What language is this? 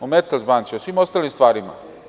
Serbian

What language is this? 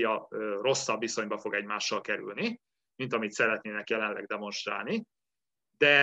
Hungarian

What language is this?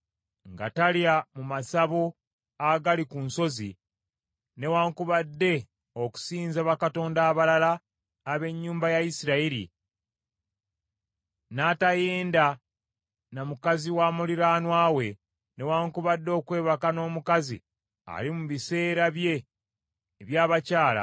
Ganda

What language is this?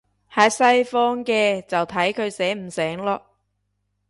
Cantonese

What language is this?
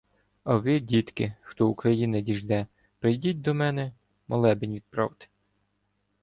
Ukrainian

